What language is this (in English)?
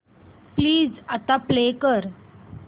Marathi